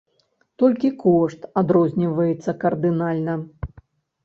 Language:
Belarusian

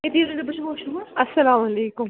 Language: Kashmiri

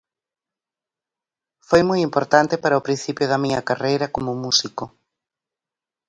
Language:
Galician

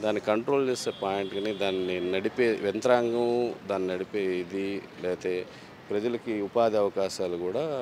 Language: Telugu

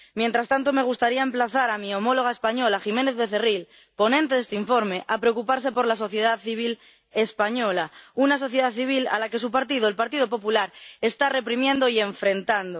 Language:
Spanish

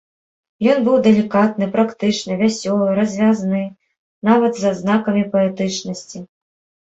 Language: Belarusian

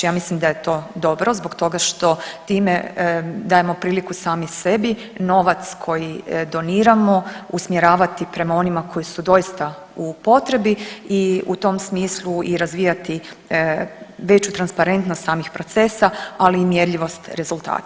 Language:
Croatian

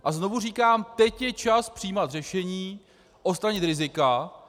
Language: Czech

